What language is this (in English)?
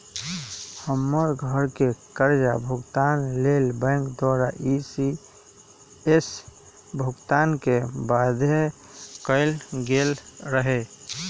Magahi